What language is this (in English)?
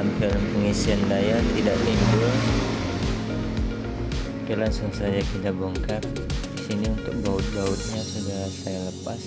Indonesian